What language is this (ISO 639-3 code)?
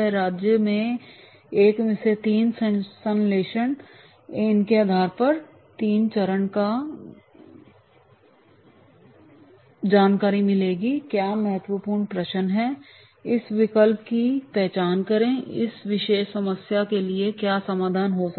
hin